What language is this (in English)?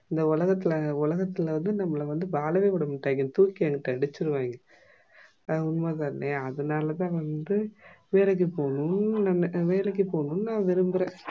Tamil